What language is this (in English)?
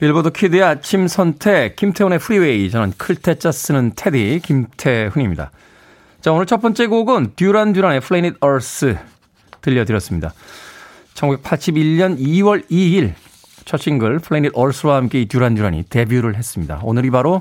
Korean